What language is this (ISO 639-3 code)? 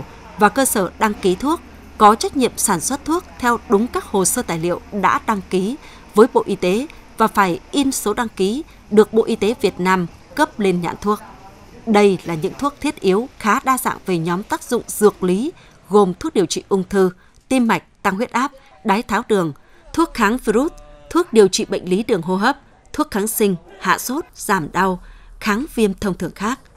vie